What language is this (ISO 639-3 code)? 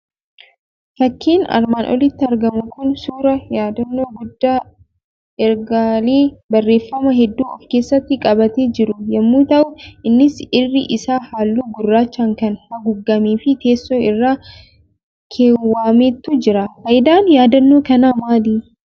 orm